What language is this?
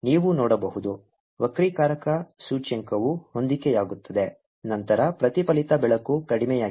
Kannada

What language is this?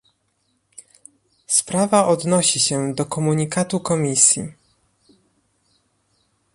Polish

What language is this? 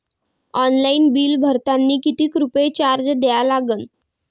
Marathi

